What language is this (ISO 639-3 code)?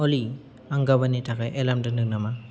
brx